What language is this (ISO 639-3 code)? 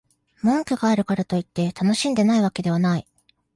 jpn